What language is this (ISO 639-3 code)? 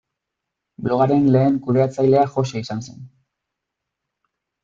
eus